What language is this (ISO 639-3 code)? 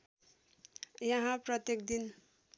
nep